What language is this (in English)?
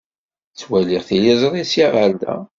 Kabyle